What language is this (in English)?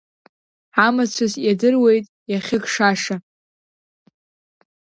Abkhazian